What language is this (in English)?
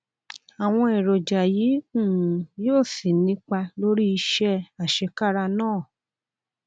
Yoruba